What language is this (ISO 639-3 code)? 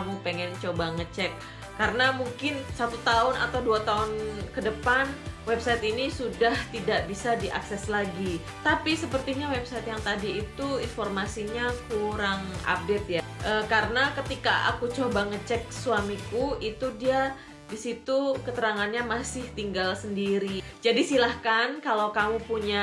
ind